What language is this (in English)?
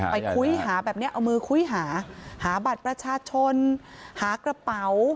Thai